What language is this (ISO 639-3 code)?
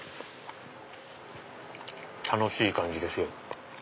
jpn